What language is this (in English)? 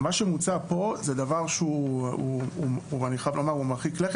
Hebrew